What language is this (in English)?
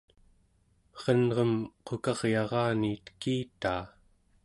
Central Yupik